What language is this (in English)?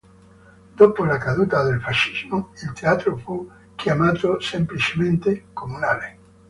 Italian